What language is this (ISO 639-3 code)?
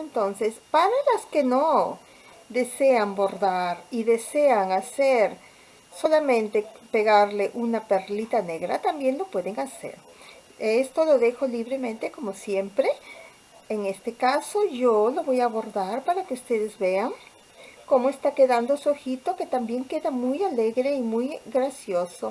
spa